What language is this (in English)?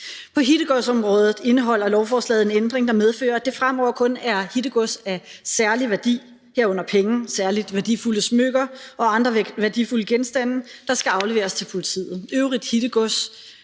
Danish